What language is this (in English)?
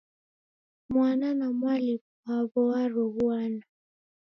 Taita